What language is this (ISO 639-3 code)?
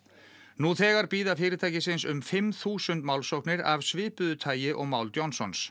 isl